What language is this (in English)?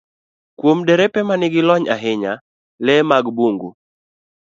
Luo (Kenya and Tanzania)